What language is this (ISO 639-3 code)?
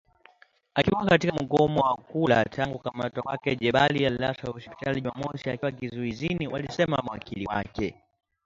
swa